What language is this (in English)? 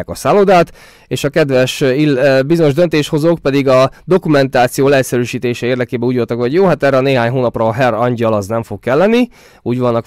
Hungarian